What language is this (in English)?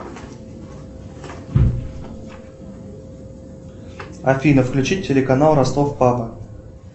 Russian